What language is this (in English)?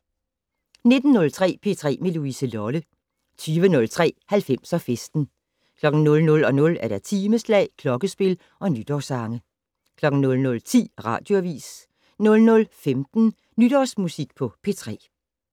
Danish